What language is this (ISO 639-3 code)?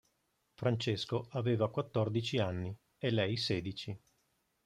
ita